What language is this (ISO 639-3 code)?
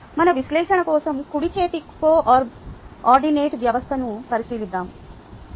tel